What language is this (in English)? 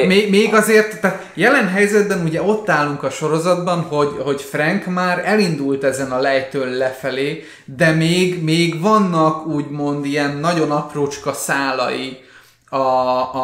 Hungarian